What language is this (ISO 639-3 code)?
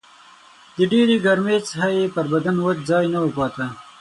pus